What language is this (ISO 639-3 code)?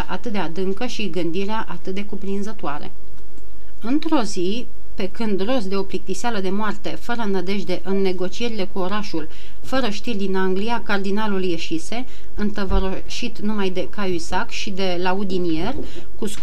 ron